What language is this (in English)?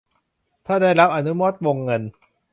Thai